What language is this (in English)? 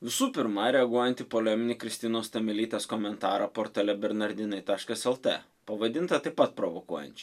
Lithuanian